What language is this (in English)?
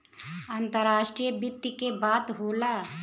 Bhojpuri